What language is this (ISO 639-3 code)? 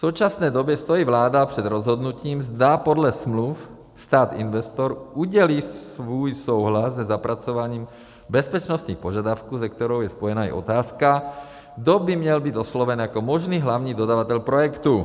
ces